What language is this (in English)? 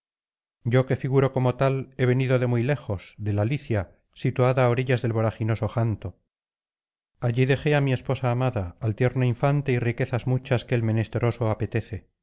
Spanish